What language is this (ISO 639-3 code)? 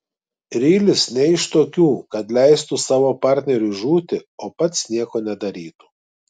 lit